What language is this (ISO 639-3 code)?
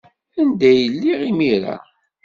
kab